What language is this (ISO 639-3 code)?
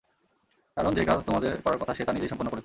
ben